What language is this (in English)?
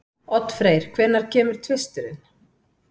Icelandic